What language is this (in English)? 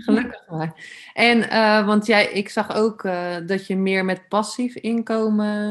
Dutch